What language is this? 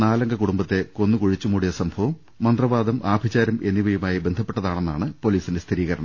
Malayalam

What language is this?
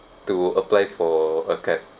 English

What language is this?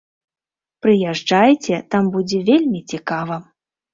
Belarusian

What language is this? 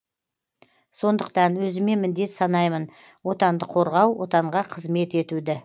Kazakh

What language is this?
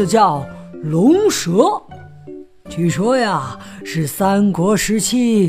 Chinese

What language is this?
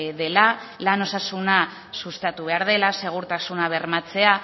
Basque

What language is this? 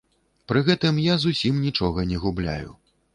Belarusian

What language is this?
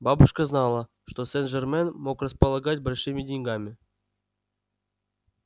Russian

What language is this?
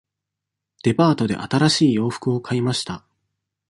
Japanese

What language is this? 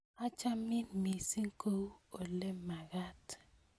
Kalenjin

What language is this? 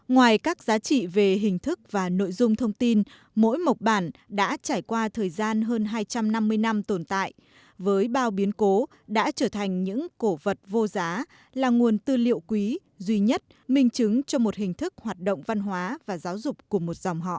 Vietnamese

